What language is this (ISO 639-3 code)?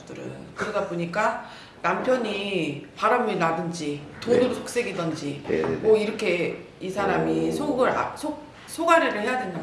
kor